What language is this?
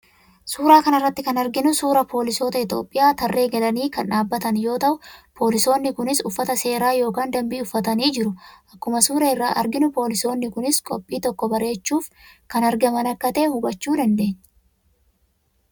Oromo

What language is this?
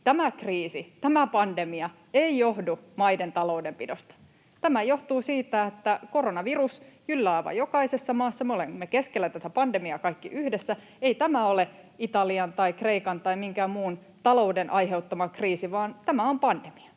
Finnish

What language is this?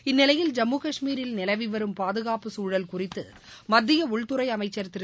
Tamil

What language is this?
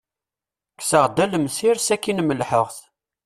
Kabyle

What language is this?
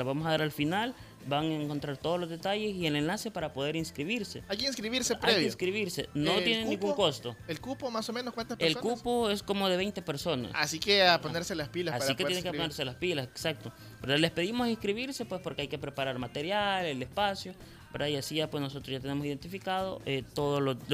Spanish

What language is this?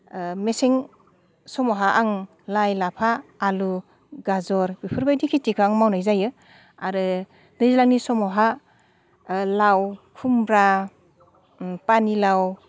Bodo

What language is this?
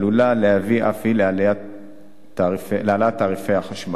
Hebrew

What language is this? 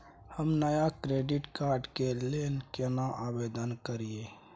Maithili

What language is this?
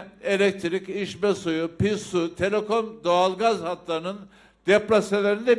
Turkish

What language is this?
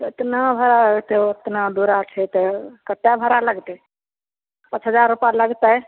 Maithili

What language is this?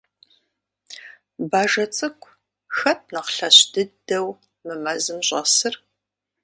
Kabardian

